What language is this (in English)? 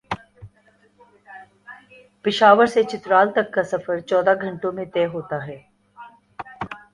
Urdu